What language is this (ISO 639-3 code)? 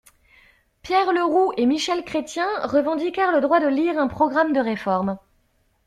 fra